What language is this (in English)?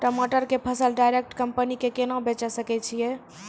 Maithili